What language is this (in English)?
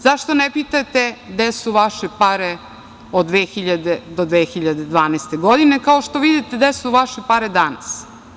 Serbian